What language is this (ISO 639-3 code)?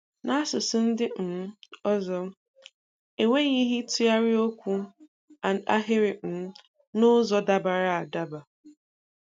ibo